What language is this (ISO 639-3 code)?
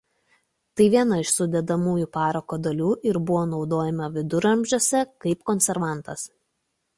lit